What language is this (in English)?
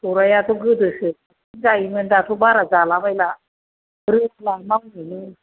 Bodo